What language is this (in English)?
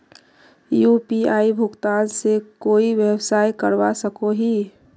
Magahi